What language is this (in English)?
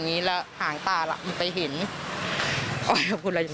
Thai